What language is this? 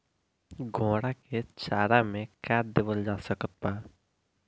Bhojpuri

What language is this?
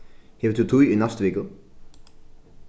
Faroese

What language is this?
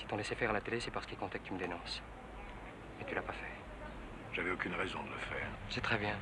French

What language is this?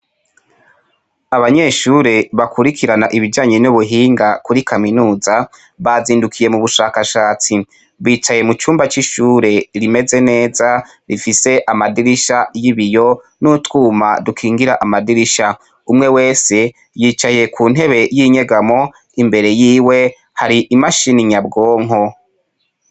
Rundi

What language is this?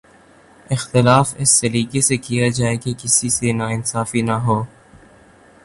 Urdu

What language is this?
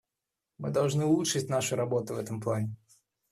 Russian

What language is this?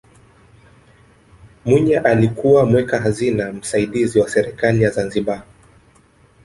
Swahili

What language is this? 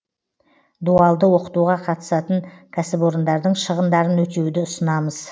Kazakh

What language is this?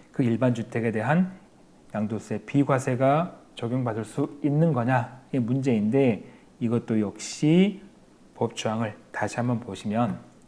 Korean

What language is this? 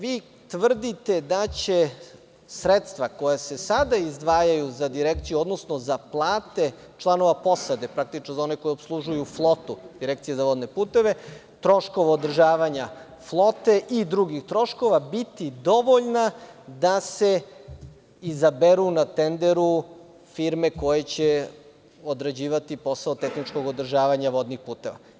Serbian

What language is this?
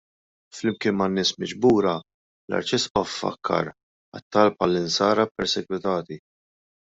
Maltese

